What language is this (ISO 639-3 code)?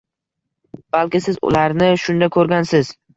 uzb